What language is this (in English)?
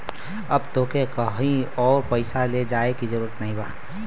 Bhojpuri